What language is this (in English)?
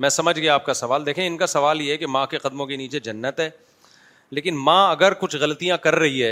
Urdu